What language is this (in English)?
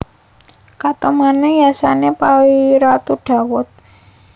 Javanese